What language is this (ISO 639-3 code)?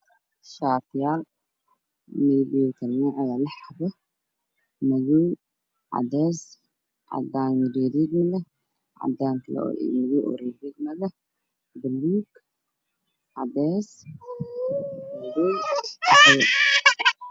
som